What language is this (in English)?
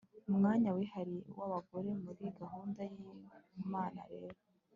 Kinyarwanda